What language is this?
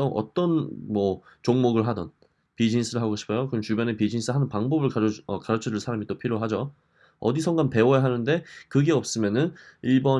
Korean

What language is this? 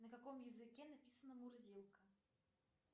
Russian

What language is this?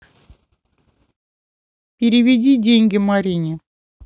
Russian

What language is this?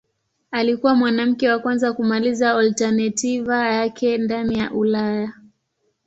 Swahili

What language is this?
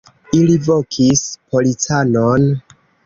Esperanto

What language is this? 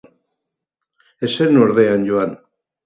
Basque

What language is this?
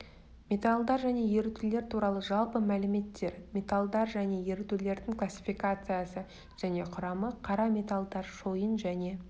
Kazakh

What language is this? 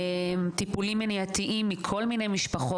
Hebrew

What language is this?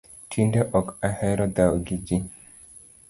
Luo (Kenya and Tanzania)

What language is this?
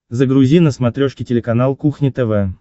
Russian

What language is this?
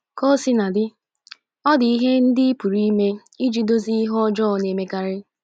Igbo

